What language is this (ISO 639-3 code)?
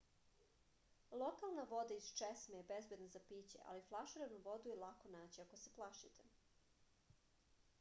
srp